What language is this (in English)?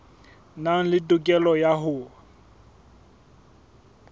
Southern Sotho